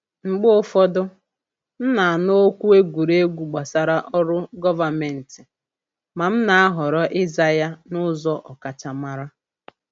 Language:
Igbo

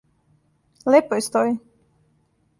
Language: Serbian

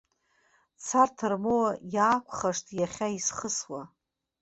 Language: Abkhazian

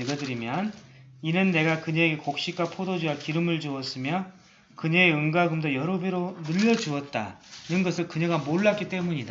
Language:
Korean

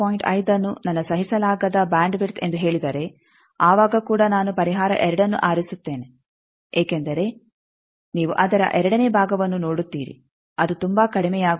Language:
Kannada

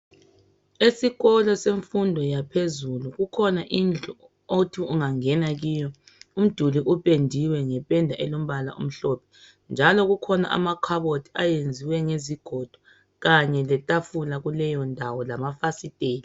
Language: North Ndebele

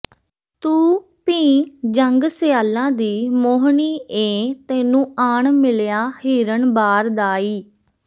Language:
Punjabi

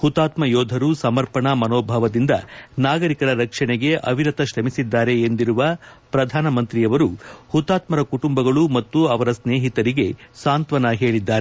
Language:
Kannada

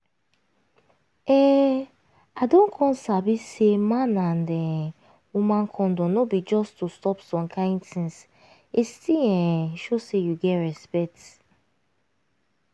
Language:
Nigerian Pidgin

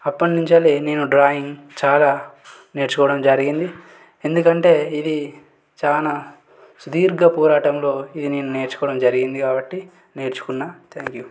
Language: Telugu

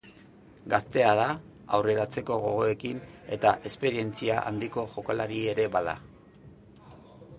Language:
Basque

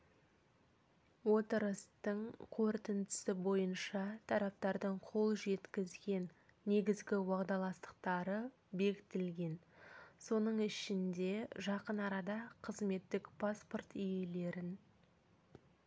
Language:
Kazakh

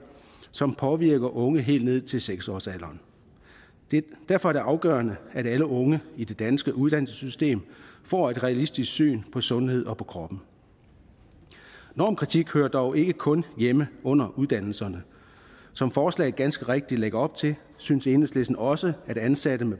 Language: Danish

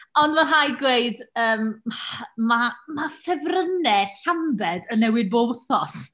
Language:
Welsh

